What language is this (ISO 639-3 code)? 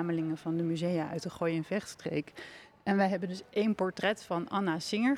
nld